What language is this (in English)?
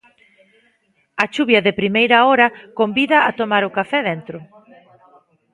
Galician